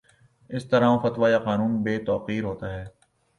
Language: Urdu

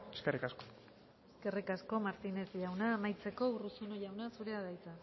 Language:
Basque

